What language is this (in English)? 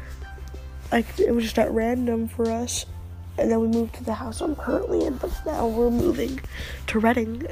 English